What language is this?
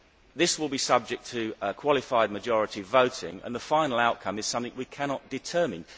English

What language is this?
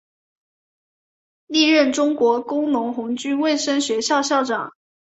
Chinese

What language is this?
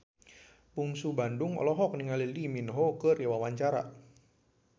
Sundanese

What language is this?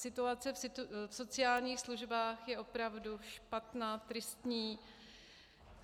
Czech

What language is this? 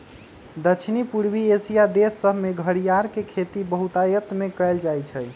Magahi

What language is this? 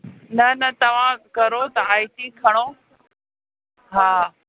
Sindhi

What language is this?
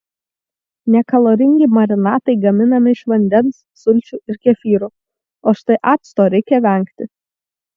Lithuanian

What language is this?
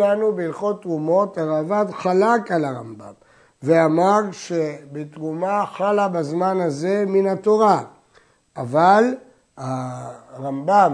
Hebrew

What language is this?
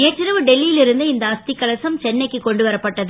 Tamil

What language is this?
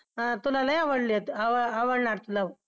Marathi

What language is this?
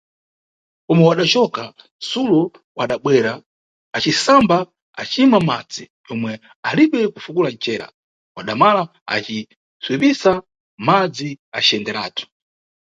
Nyungwe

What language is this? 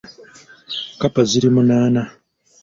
Ganda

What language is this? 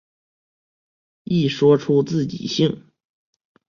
Chinese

